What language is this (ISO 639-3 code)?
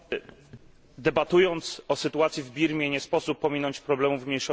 pol